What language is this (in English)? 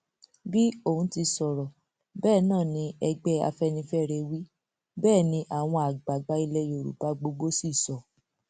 Yoruba